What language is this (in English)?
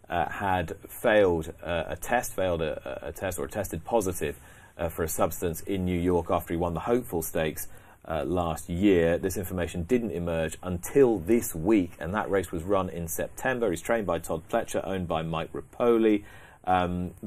English